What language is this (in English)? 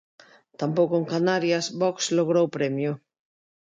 Galician